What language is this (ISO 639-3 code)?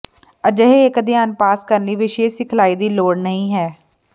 pan